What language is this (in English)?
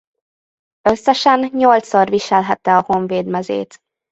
Hungarian